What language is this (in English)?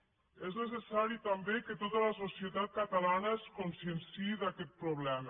Catalan